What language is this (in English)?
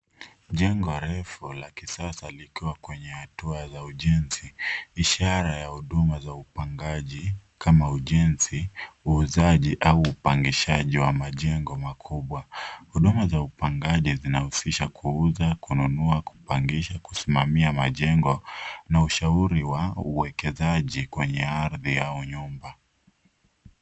Swahili